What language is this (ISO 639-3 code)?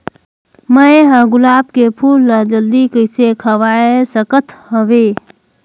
hne